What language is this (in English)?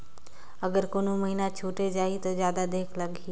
Chhattisgarhi